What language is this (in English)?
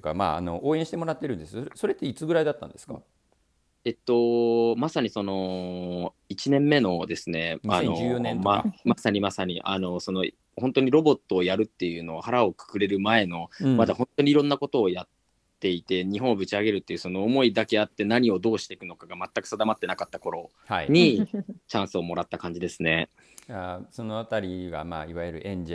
Japanese